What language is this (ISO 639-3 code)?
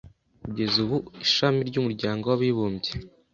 kin